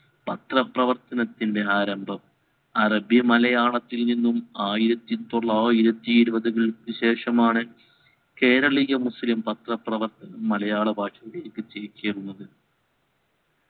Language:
Malayalam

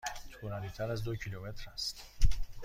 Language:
Persian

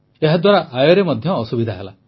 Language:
Odia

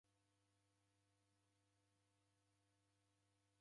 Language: Taita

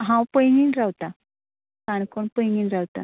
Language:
Konkani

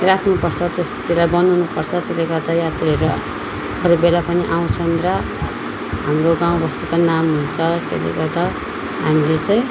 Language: Nepali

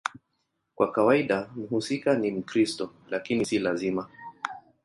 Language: Swahili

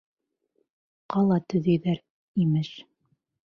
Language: Bashkir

